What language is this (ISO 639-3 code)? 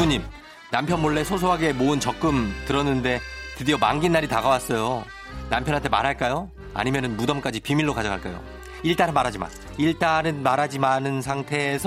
kor